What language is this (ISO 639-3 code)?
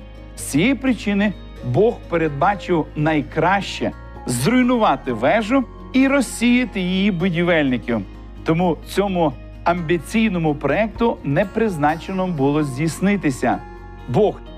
ukr